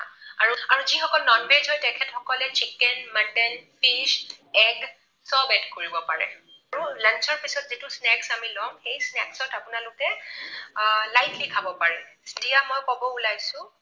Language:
Assamese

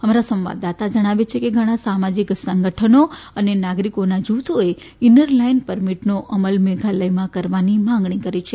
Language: Gujarati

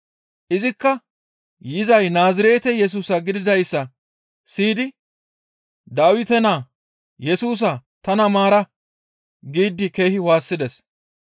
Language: Gamo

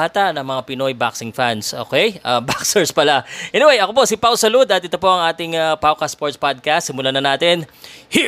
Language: Filipino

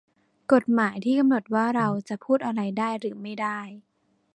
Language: Thai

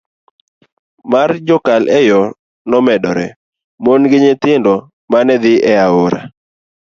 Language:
Luo (Kenya and Tanzania)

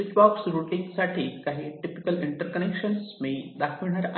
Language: Marathi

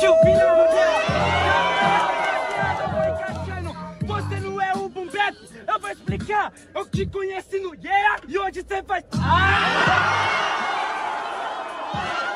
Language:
Portuguese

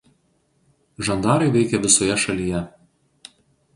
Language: Lithuanian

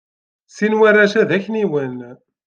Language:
Kabyle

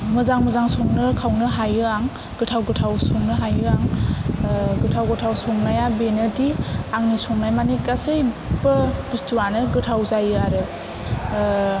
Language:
Bodo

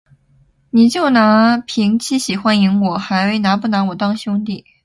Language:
Chinese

